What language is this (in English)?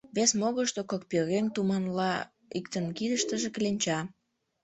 Mari